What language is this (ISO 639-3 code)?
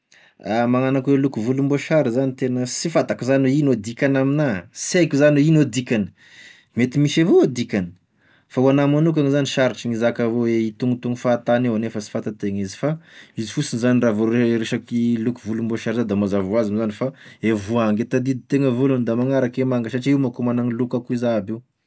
tkg